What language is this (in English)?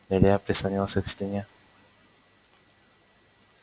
Russian